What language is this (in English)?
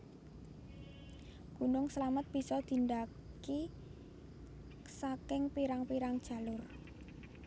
Javanese